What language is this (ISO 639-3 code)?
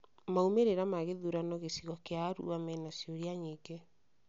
kik